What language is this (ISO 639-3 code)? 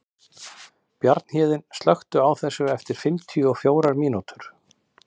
isl